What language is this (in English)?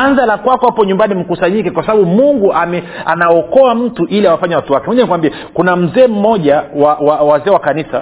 Swahili